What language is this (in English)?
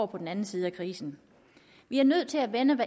Danish